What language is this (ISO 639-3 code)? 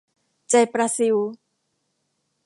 tha